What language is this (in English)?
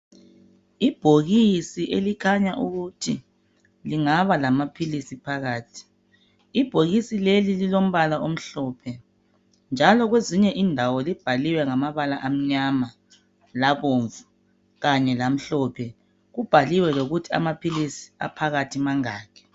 North Ndebele